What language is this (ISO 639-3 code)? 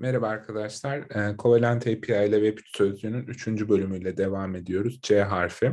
tur